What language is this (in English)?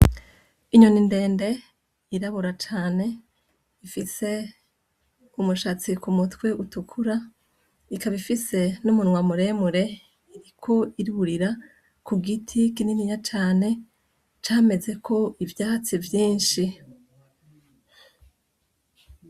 Rundi